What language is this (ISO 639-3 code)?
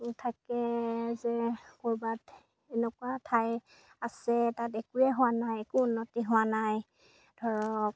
asm